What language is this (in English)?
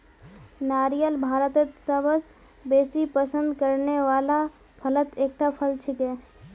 Magahi